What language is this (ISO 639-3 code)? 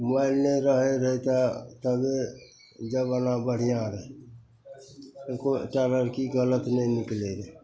mai